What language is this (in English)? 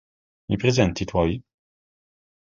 Italian